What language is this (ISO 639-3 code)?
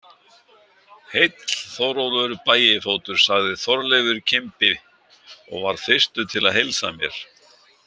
isl